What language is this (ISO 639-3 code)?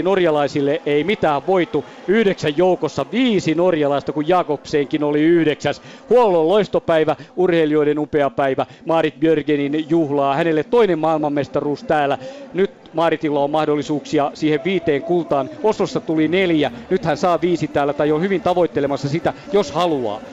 fin